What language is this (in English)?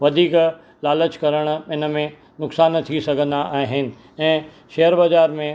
Sindhi